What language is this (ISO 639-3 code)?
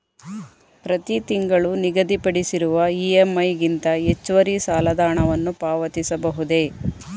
kan